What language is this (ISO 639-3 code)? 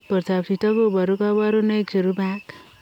kln